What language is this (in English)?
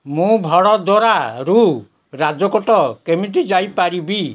Odia